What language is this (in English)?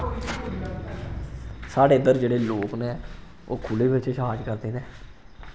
Dogri